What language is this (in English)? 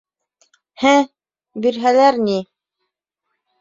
Bashkir